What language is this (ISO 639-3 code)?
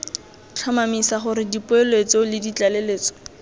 tsn